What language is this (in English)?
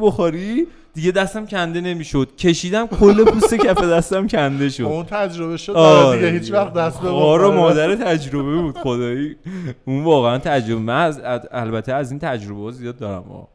Persian